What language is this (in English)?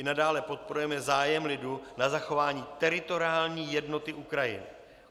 Czech